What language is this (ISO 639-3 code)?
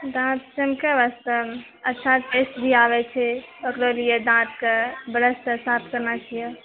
mai